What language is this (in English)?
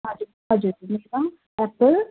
Nepali